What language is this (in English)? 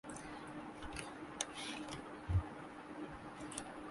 Urdu